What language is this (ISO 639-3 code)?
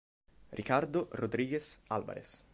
ita